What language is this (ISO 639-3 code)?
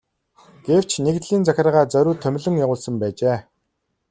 mon